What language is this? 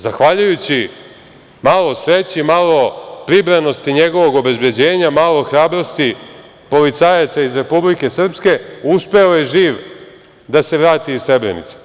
Serbian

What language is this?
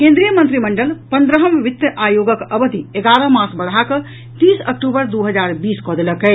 Maithili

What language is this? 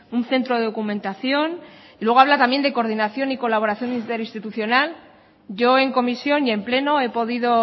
Spanish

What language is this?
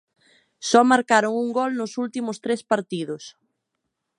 Galician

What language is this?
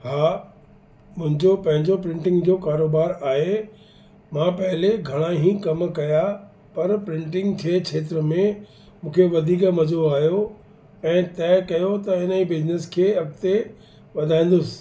Sindhi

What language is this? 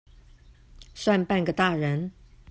Chinese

